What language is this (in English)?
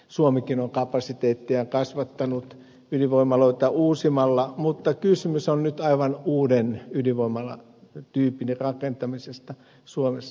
Finnish